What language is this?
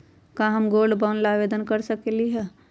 Magahi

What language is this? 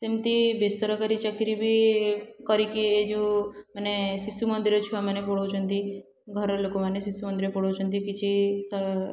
Odia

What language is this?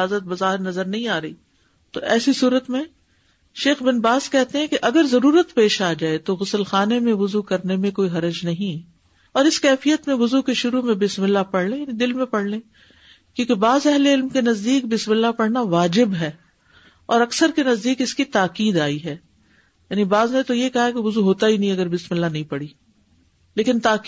Urdu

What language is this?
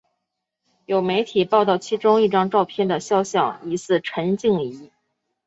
Chinese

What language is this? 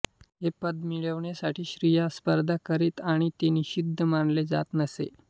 Marathi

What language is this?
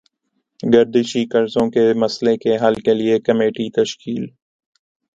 Urdu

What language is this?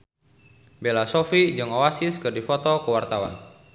Sundanese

